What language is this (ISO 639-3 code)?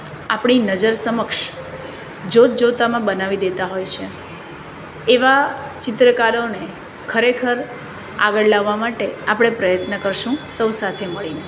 guj